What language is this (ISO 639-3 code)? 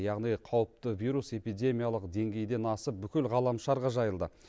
kaz